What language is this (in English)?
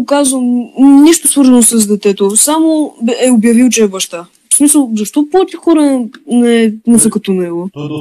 Bulgarian